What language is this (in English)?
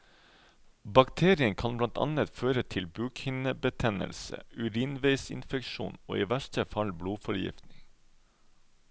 Norwegian